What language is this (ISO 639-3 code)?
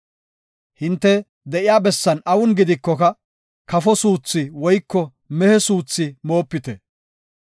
gof